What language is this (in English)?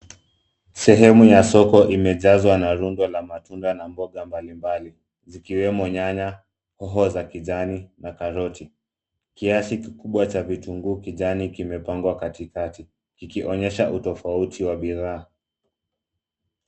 Swahili